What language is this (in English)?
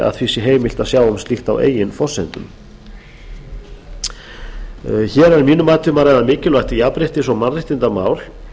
Icelandic